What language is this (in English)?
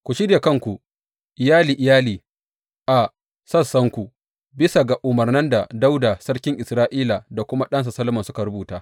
Hausa